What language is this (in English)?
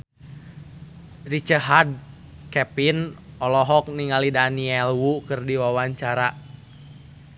Sundanese